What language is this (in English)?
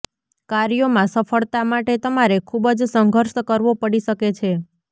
Gujarati